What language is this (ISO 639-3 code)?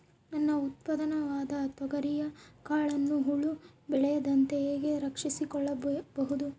kan